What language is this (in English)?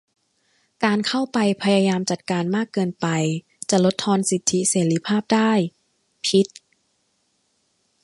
Thai